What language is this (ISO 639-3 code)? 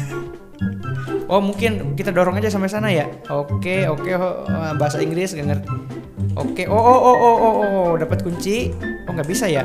ind